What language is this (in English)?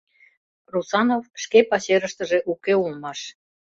Mari